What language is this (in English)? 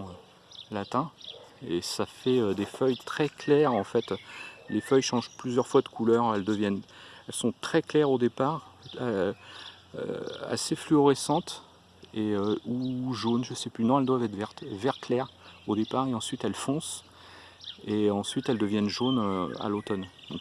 French